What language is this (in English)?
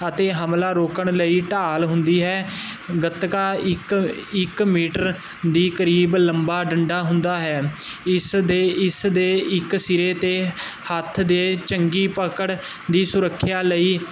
Punjabi